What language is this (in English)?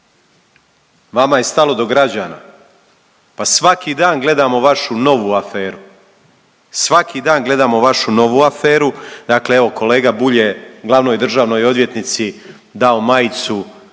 Croatian